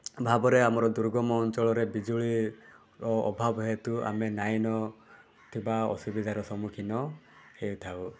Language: Odia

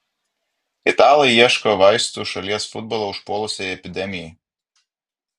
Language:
Lithuanian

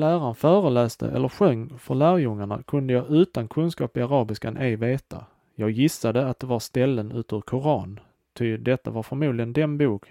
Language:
Swedish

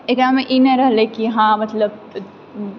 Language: Maithili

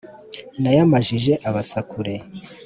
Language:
Kinyarwanda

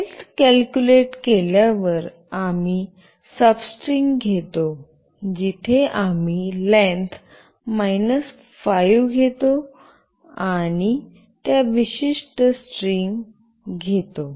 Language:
Marathi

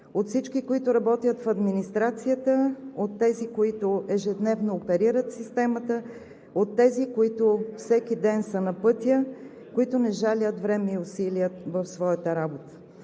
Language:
Bulgarian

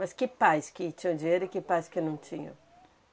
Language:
Portuguese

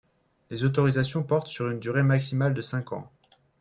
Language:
French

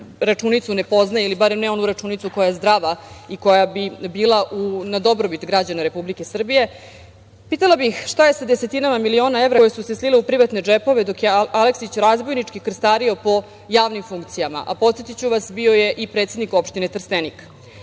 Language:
Serbian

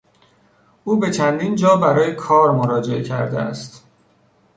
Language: Persian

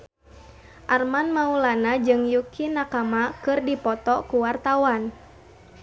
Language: Sundanese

